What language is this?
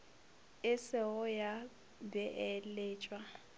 Northern Sotho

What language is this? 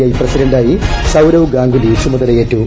Malayalam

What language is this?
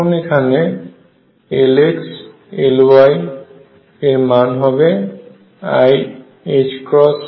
Bangla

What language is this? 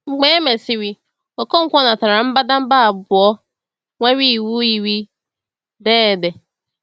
Igbo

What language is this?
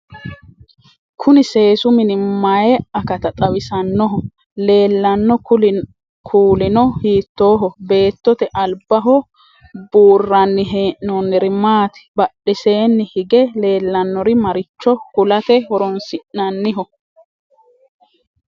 Sidamo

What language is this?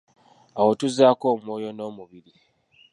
Ganda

